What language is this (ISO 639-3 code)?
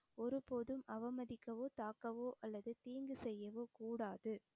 tam